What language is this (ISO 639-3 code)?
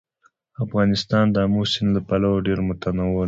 pus